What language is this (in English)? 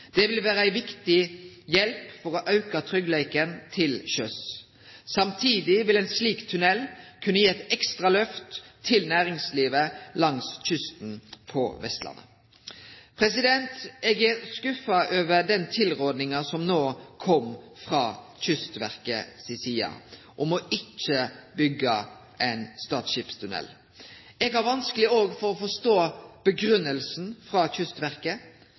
Norwegian Nynorsk